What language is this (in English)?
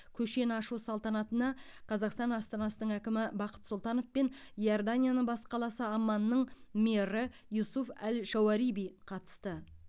Kazakh